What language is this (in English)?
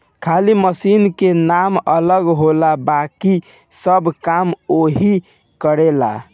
Bhojpuri